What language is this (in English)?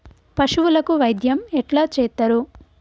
Telugu